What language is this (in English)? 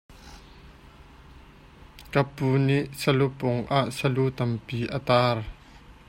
Hakha Chin